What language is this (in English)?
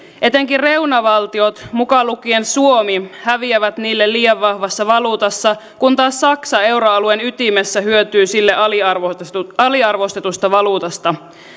Finnish